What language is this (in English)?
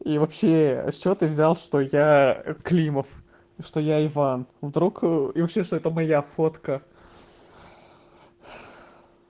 Russian